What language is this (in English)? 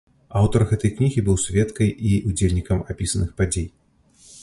Belarusian